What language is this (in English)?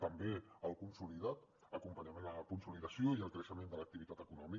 Catalan